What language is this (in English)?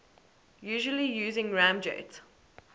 English